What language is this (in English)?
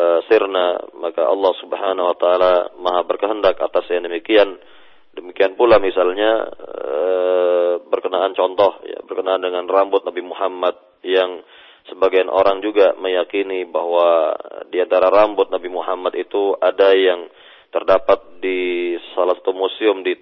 Malay